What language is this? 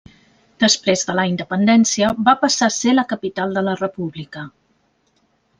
Catalan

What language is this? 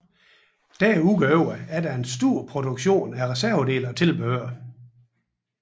Danish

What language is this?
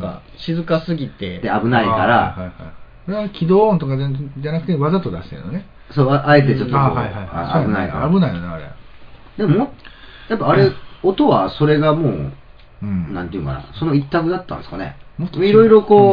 Japanese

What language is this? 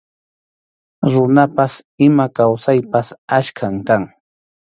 Arequipa-La Unión Quechua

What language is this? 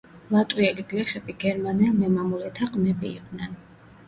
Georgian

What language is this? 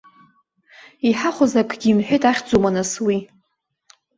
Abkhazian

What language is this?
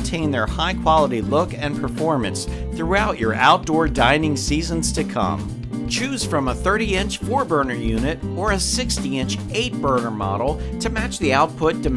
English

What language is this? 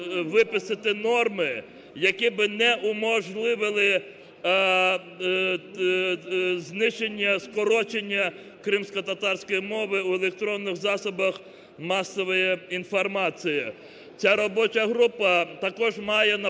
Ukrainian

